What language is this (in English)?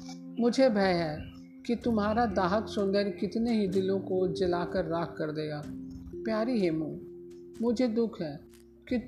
Hindi